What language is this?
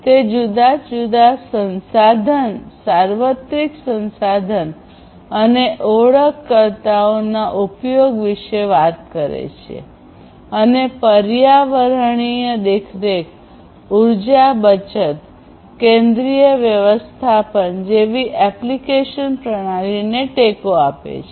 Gujarati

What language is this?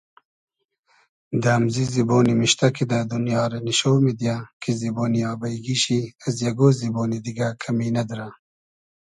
Hazaragi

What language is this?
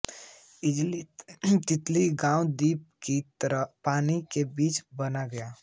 Hindi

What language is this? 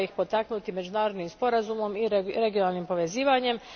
Croatian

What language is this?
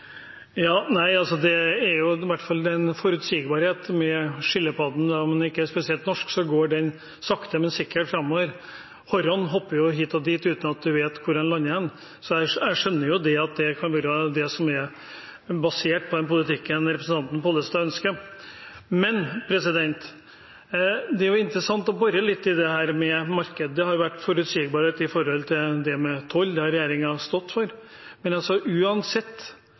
Norwegian Bokmål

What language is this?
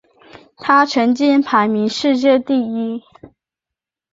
Chinese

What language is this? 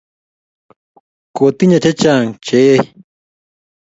Kalenjin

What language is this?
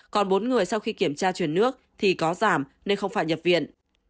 Vietnamese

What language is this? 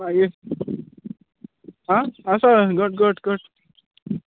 Konkani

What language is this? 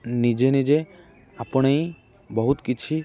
Odia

